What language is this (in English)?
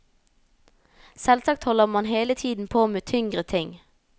Norwegian